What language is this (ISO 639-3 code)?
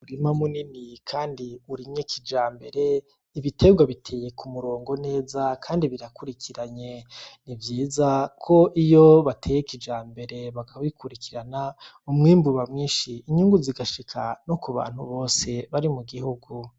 run